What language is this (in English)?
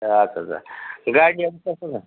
Nepali